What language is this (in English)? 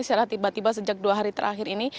Indonesian